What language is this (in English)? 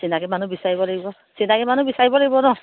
Assamese